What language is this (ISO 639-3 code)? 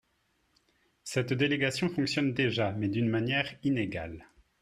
fra